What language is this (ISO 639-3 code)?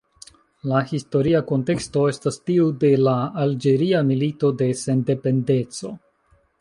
epo